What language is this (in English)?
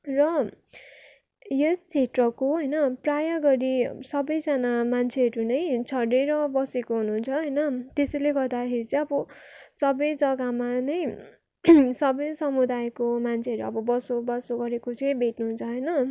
Nepali